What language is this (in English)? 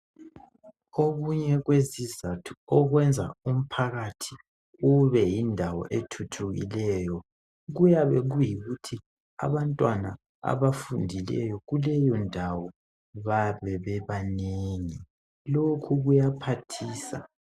North Ndebele